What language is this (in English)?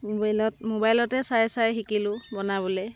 Assamese